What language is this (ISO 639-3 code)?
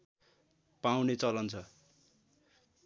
nep